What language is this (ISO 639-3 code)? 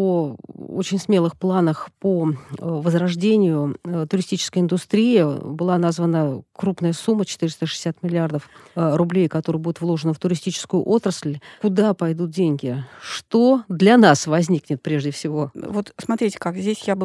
rus